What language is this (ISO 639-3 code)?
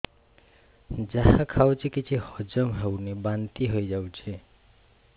ori